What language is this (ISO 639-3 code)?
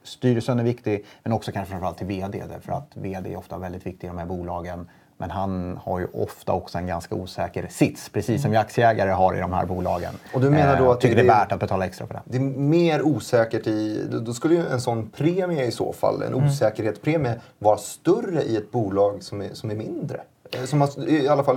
swe